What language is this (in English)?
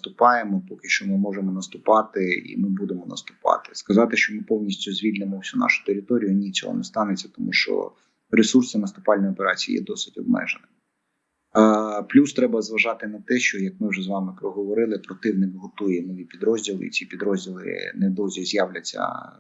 Ukrainian